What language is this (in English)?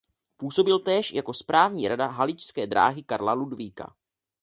Czech